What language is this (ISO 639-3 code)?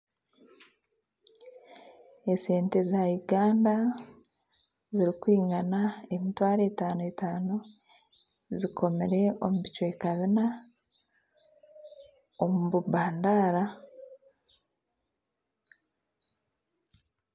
nyn